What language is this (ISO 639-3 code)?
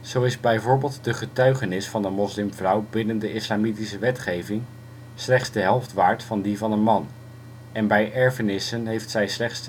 nld